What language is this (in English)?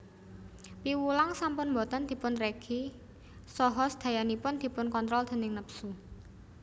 Javanese